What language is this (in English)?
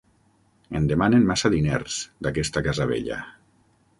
Catalan